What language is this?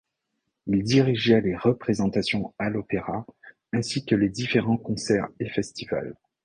French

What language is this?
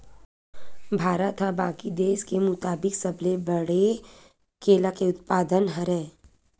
Chhattisgarhi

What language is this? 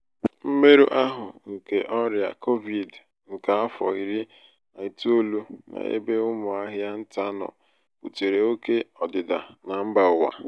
Igbo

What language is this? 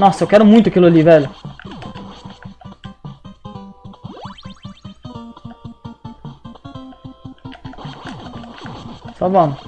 Portuguese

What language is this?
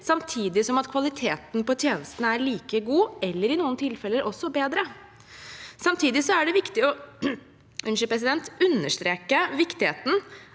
Norwegian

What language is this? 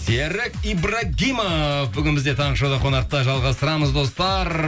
Kazakh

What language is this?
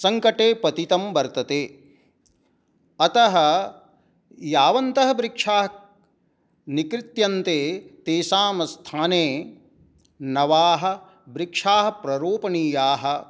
Sanskrit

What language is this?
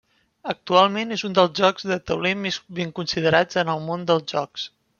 Catalan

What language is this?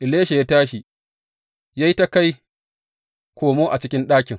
Hausa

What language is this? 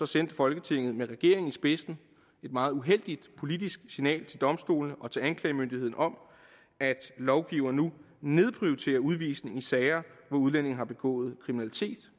Danish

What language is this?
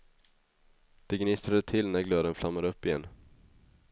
Swedish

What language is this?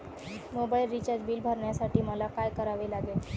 Marathi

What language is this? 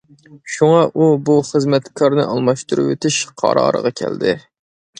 Uyghur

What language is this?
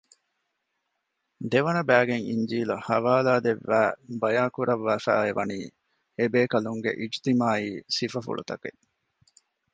Divehi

